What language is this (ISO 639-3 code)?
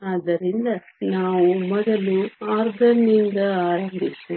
kan